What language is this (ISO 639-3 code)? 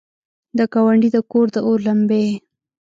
pus